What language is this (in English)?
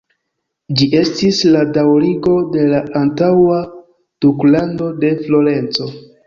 Esperanto